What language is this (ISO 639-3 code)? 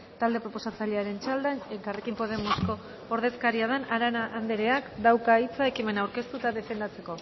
eus